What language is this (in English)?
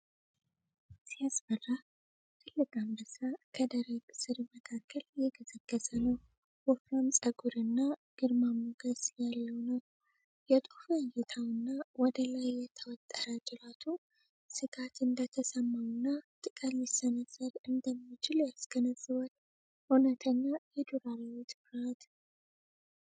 Amharic